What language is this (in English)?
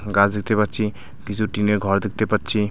Bangla